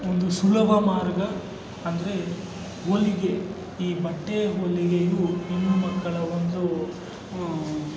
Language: Kannada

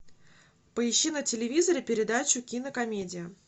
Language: Russian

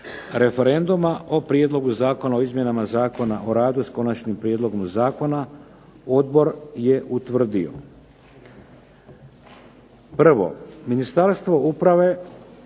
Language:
Croatian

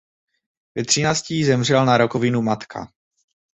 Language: Czech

